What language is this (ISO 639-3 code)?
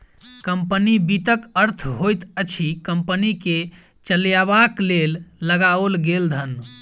mai